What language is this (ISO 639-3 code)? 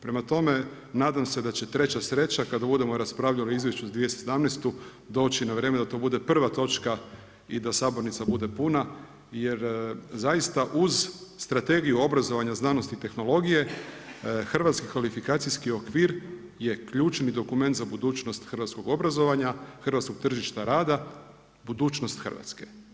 hrv